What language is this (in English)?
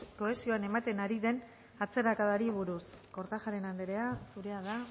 Basque